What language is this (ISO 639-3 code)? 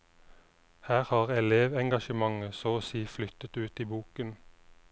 nor